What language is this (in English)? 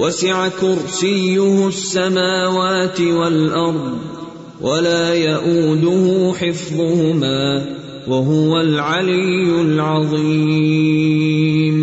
Urdu